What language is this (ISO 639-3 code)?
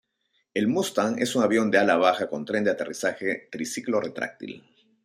spa